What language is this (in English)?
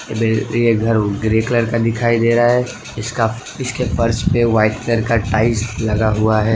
Hindi